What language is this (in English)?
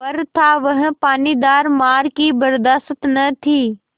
Hindi